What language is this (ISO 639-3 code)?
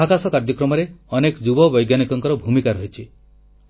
ori